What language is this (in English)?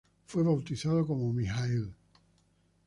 Spanish